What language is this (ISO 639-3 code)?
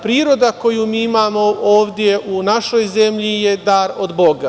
srp